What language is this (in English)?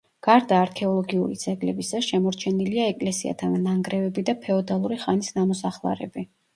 Georgian